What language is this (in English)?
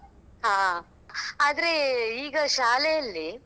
Kannada